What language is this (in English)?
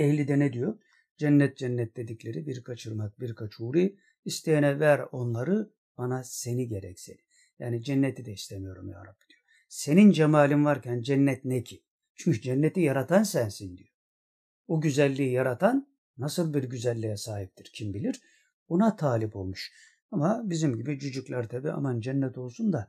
Turkish